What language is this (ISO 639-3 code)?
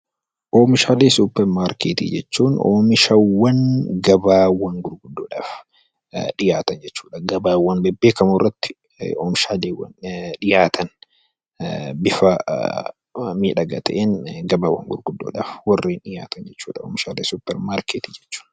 orm